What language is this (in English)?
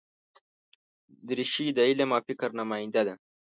Pashto